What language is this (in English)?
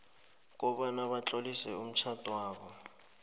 South Ndebele